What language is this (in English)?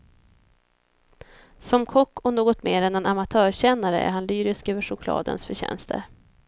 Swedish